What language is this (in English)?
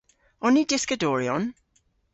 Cornish